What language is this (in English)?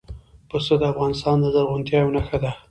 Pashto